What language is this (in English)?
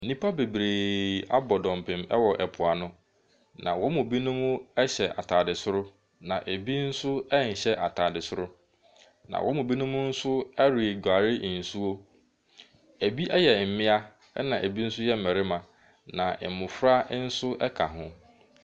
Akan